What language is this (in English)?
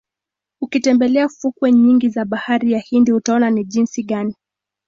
Swahili